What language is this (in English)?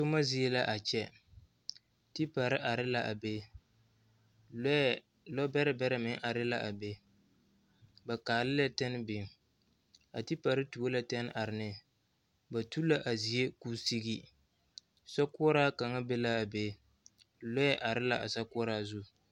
Southern Dagaare